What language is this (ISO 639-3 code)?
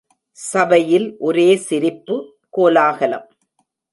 tam